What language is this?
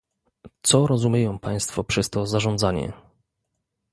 Polish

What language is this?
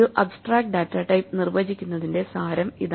Malayalam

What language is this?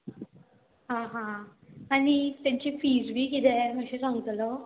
Konkani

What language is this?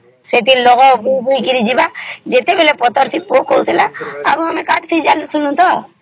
Odia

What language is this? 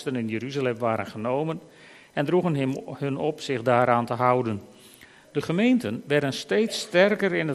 Dutch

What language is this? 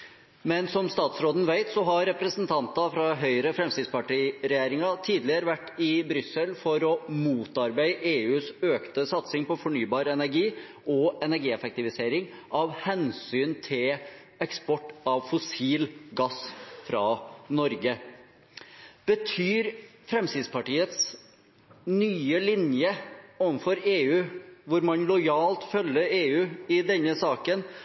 Norwegian Bokmål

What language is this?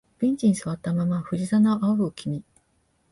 Japanese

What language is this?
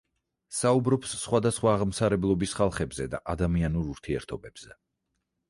Georgian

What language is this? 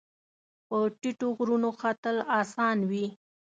Pashto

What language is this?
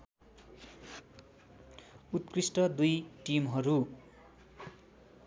Nepali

